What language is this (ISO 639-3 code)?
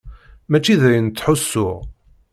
kab